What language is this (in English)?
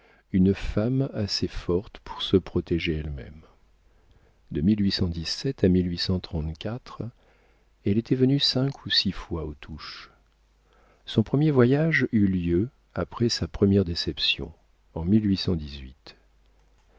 French